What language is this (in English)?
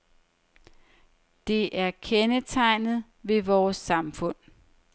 Danish